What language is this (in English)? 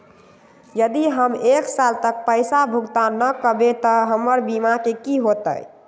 Magahi